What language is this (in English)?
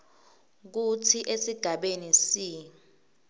Swati